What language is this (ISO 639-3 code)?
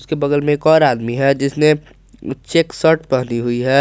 hin